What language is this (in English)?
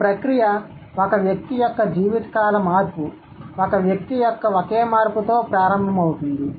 Telugu